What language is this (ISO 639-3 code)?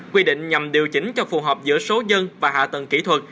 vie